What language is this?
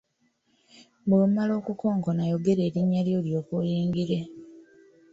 Ganda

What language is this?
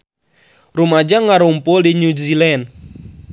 Sundanese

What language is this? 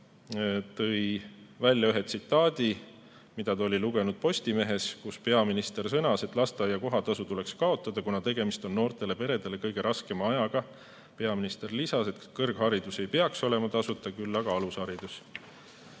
Estonian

